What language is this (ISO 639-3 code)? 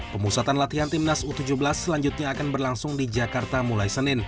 ind